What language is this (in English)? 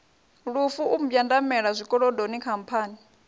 Venda